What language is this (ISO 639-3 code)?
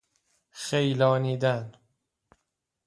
fas